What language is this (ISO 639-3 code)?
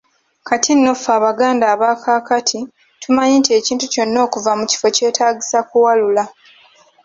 lug